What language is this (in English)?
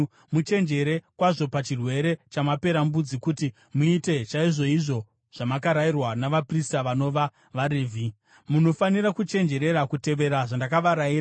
Shona